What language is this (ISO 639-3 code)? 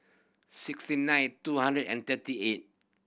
eng